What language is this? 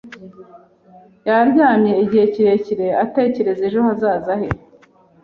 Kinyarwanda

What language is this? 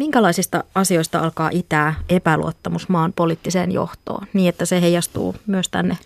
Finnish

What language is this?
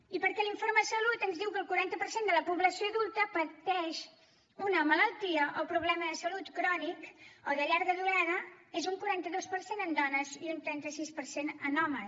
Catalan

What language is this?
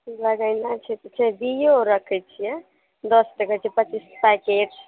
Maithili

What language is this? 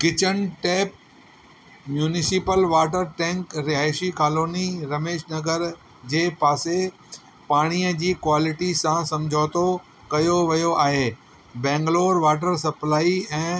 Sindhi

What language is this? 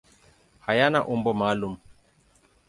Swahili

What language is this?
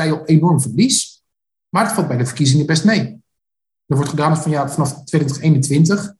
Dutch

